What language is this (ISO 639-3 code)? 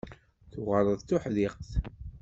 kab